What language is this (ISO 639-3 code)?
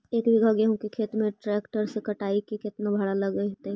mag